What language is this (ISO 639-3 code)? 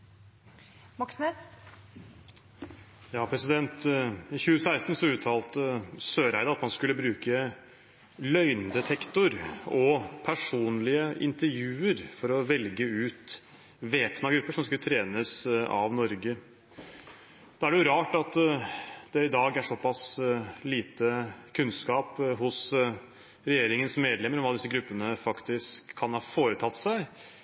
nob